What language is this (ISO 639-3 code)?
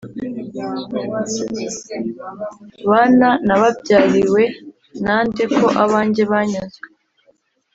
kin